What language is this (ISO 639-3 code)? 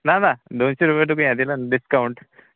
kok